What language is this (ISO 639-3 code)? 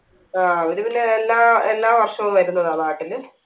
mal